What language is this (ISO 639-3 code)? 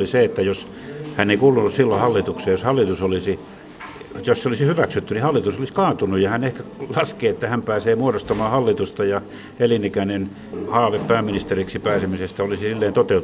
fin